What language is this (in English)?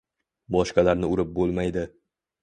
Uzbek